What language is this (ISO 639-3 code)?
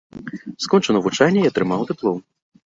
bel